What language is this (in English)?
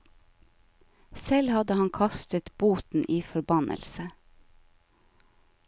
Norwegian